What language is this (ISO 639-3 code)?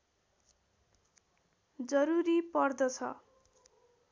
nep